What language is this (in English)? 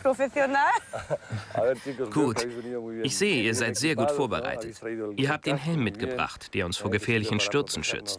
German